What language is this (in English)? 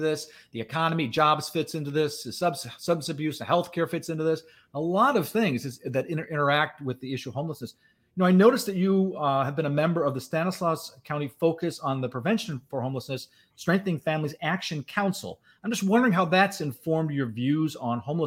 English